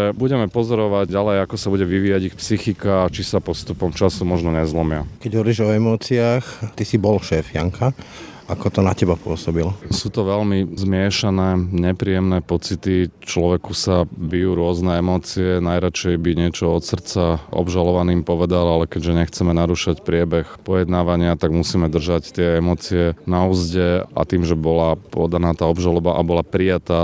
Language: Slovak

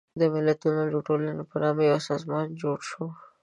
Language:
Pashto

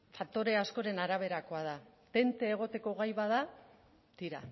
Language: Basque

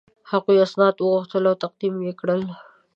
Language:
Pashto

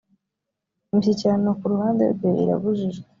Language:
Kinyarwanda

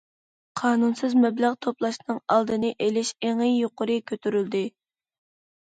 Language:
Uyghur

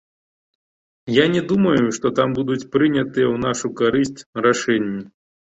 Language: Belarusian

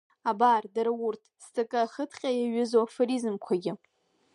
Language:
Abkhazian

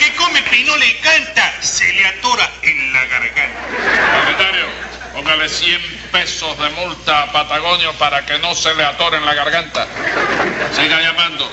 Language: Spanish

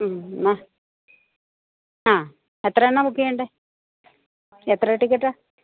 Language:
Malayalam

